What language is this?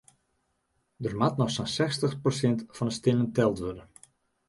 Western Frisian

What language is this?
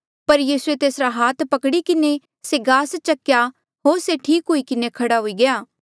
Mandeali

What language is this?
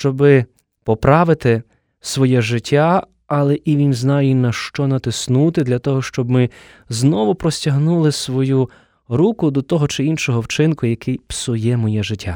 Ukrainian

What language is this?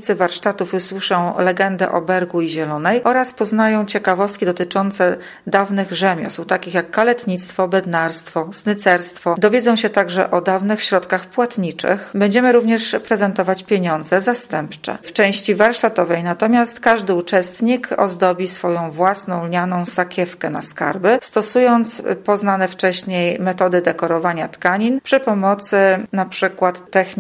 Polish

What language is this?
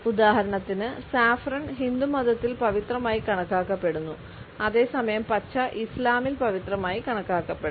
Malayalam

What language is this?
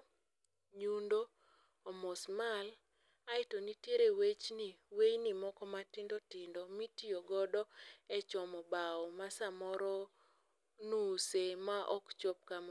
Luo (Kenya and Tanzania)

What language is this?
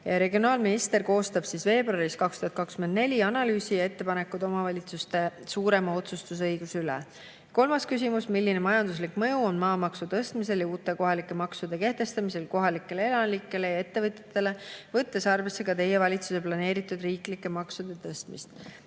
Estonian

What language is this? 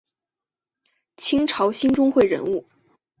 Chinese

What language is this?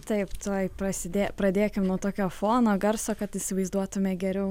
Lithuanian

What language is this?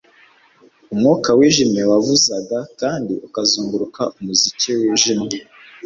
Kinyarwanda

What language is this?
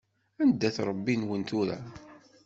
Kabyle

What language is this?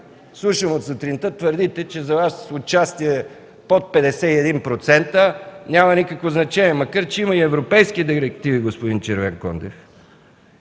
Bulgarian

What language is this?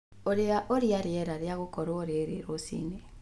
Kikuyu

